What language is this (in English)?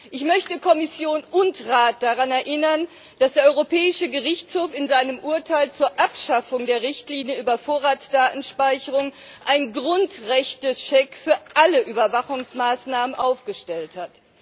German